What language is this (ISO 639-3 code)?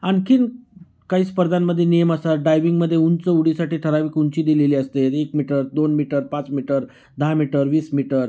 mar